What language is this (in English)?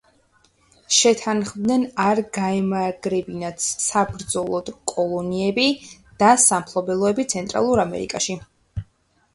Georgian